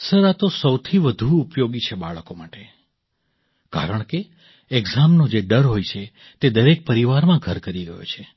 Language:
Gujarati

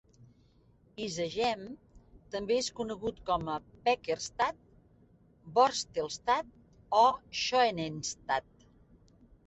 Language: Catalan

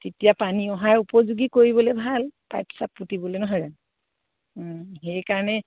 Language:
Assamese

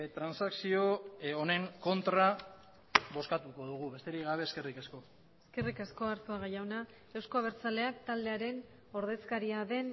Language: Basque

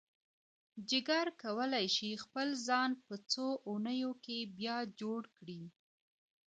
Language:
Pashto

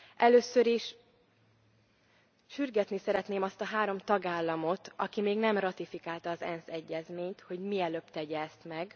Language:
Hungarian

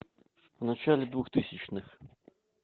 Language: Russian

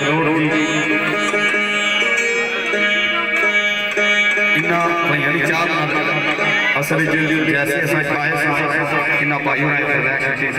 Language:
Arabic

